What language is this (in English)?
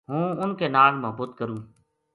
Gujari